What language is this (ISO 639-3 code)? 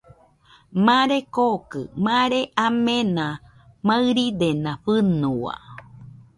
hux